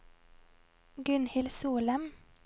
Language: Norwegian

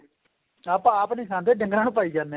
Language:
Punjabi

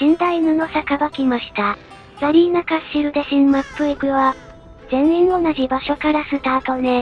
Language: Japanese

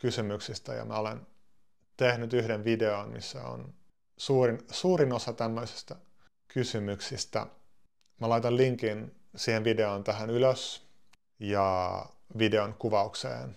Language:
Finnish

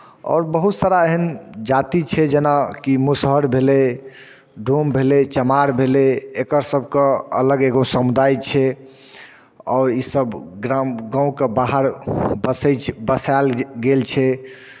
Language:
Maithili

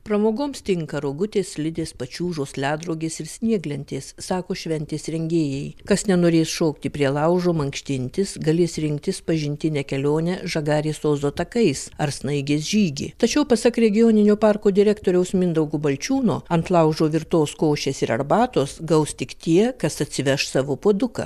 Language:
Lithuanian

